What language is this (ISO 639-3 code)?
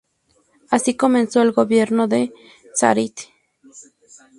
spa